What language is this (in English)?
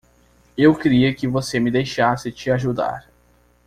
Portuguese